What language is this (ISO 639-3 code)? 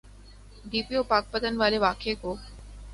urd